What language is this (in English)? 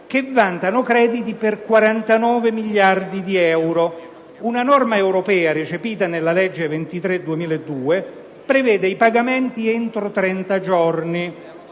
Italian